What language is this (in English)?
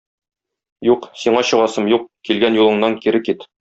Tatar